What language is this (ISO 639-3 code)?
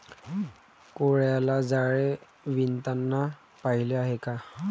mar